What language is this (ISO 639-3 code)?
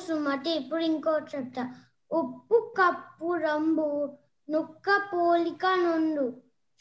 tel